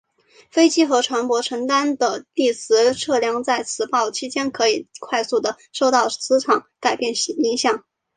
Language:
Chinese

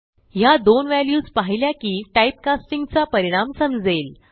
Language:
Marathi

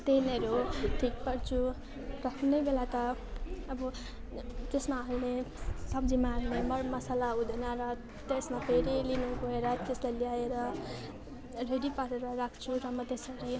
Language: Nepali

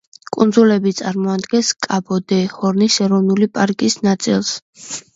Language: Georgian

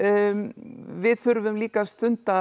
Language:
Icelandic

